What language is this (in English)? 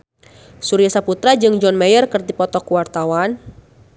Sundanese